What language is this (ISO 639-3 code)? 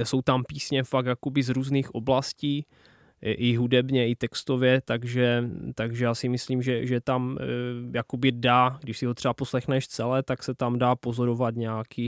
ces